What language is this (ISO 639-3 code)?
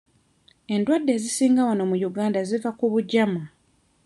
lug